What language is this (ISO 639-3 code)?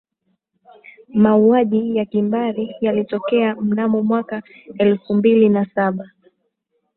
swa